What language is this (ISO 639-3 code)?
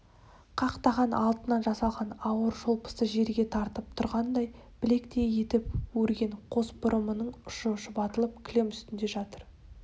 kaz